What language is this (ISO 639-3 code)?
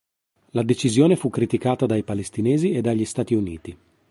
ita